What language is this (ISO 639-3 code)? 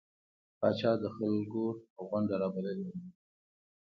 pus